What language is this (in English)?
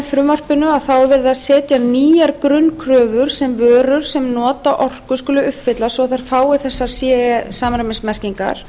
Icelandic